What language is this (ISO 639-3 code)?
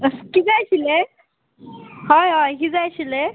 kok